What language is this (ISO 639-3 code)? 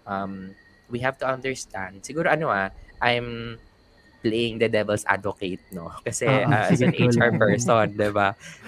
fil